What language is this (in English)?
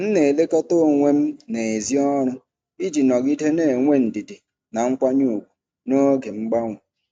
Igbo